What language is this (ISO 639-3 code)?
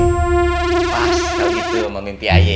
ind